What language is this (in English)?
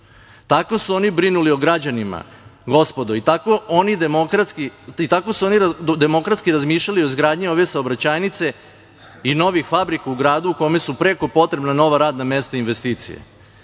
Serbian